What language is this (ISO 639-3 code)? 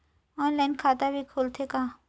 hne